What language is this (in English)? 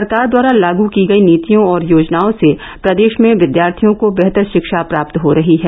Hindi